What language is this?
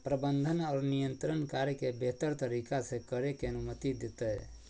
Magahi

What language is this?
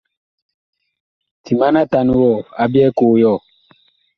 Bakoko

